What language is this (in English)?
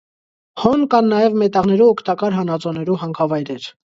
Armenian